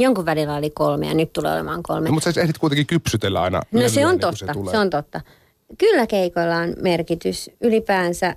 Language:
Finnish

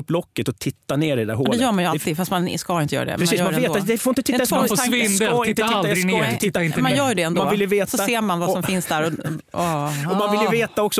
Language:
Swedish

